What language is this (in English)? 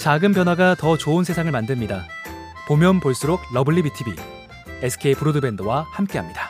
Korean